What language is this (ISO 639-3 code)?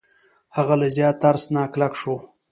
pus